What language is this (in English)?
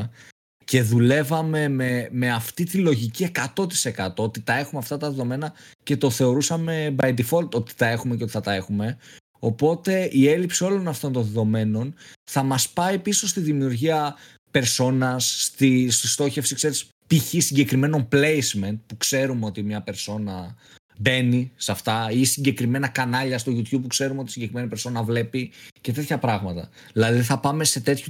Greek